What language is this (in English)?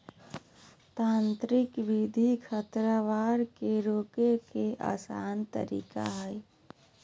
Magahi